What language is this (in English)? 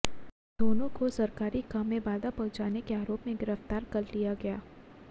Hindi